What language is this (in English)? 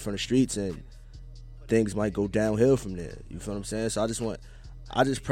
English